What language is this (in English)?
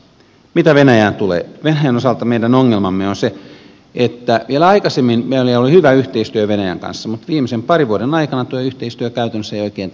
Finnish